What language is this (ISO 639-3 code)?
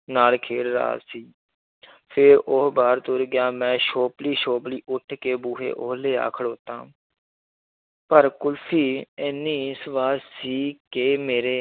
pan